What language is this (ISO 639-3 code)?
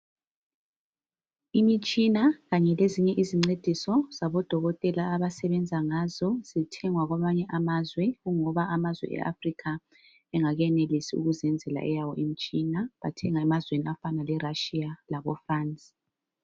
nde